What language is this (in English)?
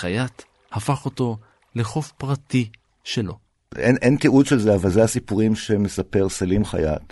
Hebrew